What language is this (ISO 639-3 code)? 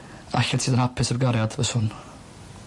cym